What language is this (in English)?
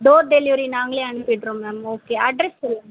Tamil